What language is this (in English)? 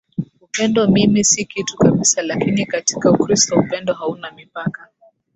Swahili